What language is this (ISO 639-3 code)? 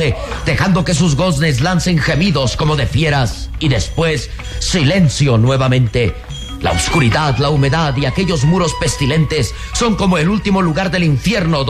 spa